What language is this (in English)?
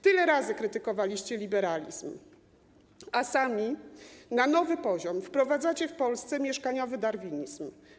Polish